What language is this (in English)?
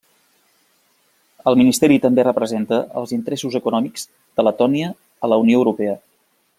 Catalan